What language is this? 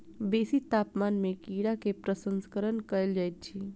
Maithili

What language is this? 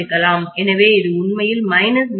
Tamil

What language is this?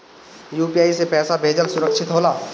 Bhojpuri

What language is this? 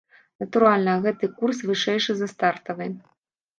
Belarusian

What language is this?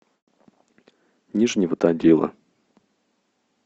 Russian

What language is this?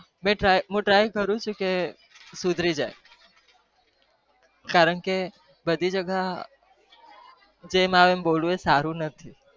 Gujarati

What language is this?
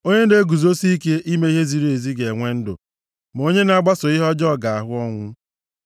Igbo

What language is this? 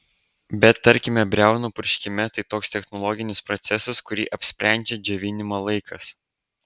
Lithuanian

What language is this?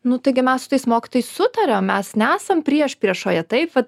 Lithuanian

